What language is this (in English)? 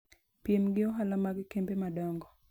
Luo (Kenya and Tanzania)